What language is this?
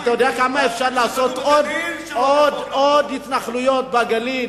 Hebrew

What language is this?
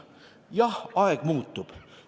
Estonian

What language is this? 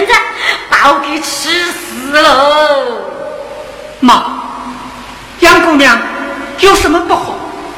Chinese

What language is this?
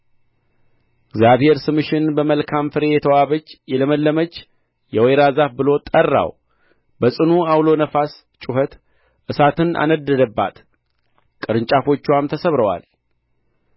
Amharic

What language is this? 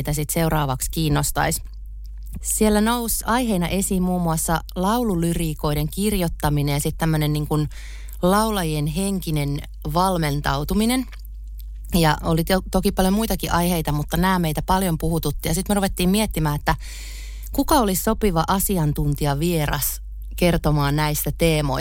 Finnish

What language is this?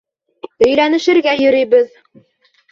Bashkir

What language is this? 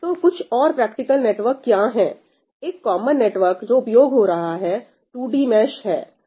Hindi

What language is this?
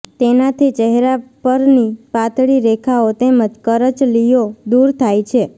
Gujarati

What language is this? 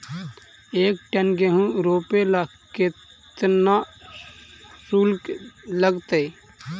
Magahi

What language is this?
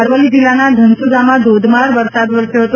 Gujarati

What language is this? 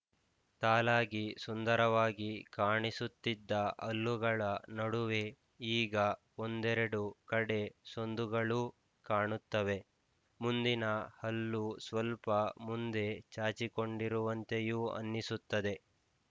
Kannada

